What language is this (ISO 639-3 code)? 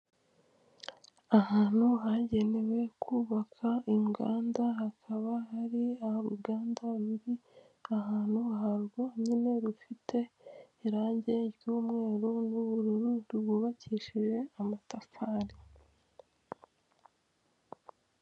kin